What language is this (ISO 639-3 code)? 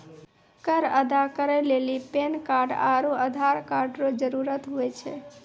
mai